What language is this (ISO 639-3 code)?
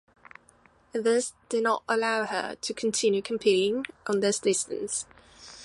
eng